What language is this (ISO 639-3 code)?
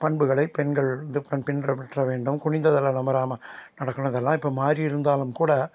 tam